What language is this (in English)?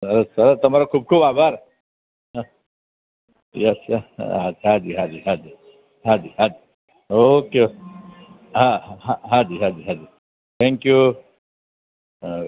Gujarati